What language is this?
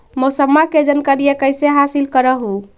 Magahi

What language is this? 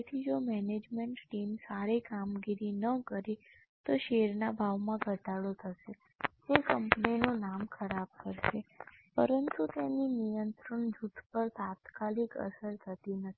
Gujarati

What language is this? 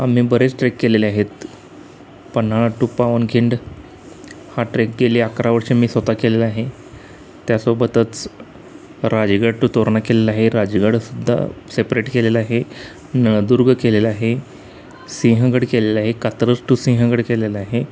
Marathi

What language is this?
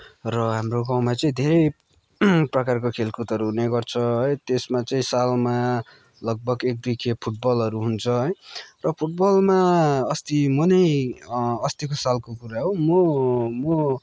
Nepali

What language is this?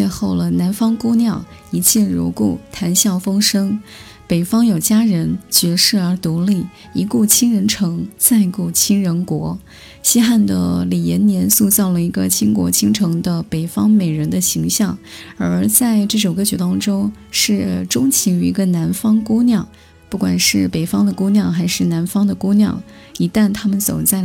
Chinese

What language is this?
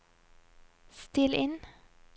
Norwegian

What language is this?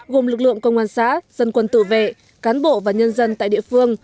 Vietnamese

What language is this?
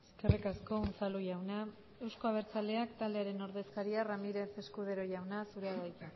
Basque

